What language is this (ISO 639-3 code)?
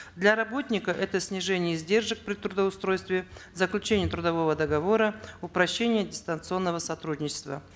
kaz